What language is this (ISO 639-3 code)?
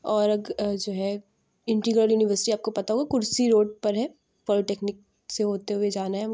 urd